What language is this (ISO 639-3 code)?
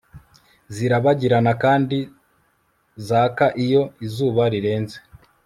kin